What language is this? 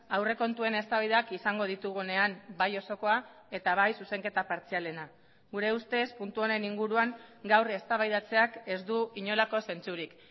Basque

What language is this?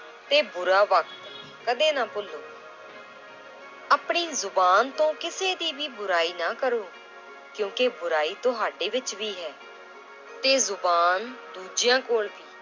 Punjabi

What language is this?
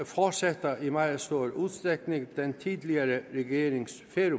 Danish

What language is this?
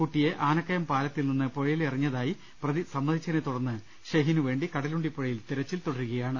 Malayalam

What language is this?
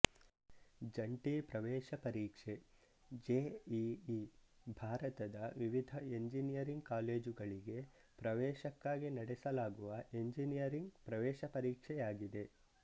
Kannada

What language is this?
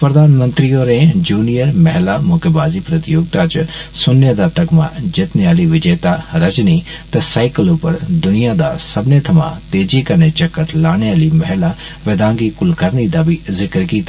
Dogri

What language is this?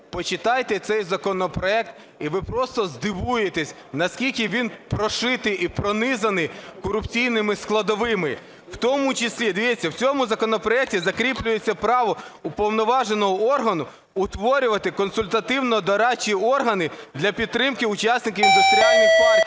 Ukrainian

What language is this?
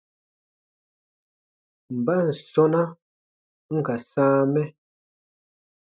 Baatonum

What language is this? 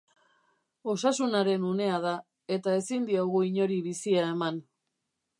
Basque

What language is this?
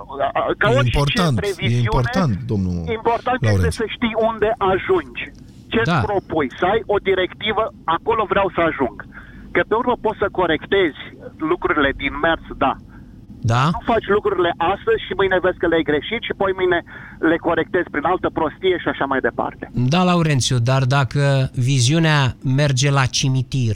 Romanian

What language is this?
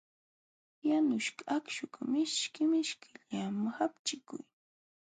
Jauja Wanca Quechua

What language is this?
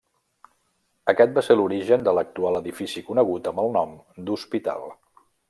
Catalan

